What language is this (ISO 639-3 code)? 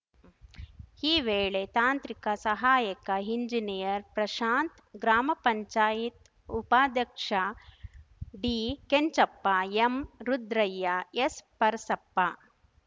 kan